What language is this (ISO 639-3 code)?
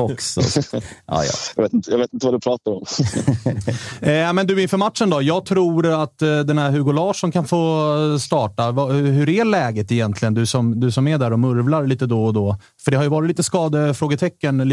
swe